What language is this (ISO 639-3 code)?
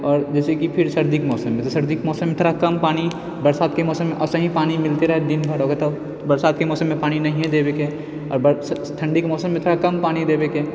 mai